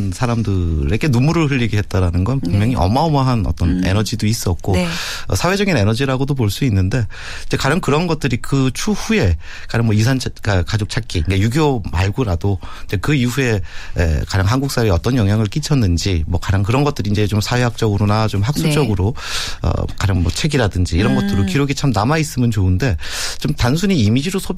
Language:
Korean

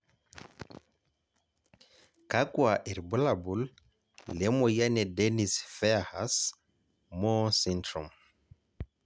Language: Masai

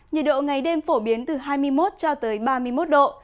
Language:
Vietnamese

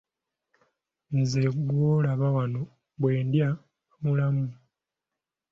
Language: Ganda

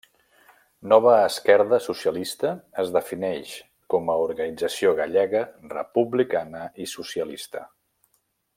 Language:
Catalan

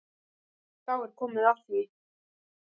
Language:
Icelandic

